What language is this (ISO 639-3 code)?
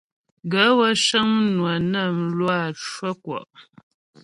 bbj